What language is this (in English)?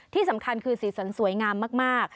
Thai